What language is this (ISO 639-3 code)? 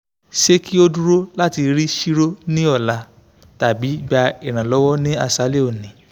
yor